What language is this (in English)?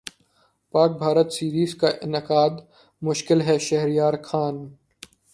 Urdu